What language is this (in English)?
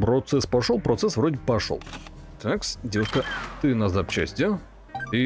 Russian